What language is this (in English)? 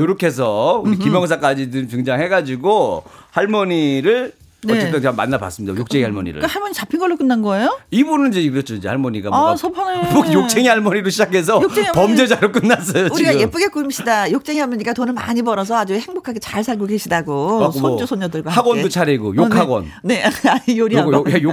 Korean